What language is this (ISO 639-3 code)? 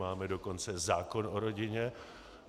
ces